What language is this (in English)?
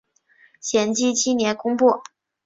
Chinese